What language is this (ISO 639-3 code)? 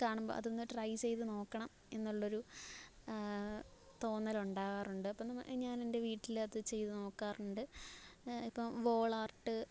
mal